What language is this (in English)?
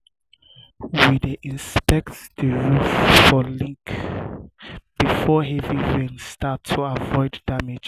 Nigerian Pidgin